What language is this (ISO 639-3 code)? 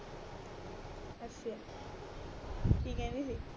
pan